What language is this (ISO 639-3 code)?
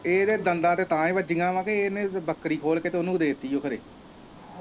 pan